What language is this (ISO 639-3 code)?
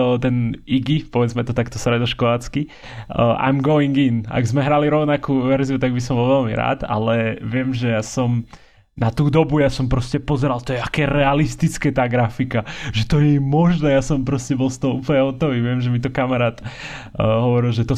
slk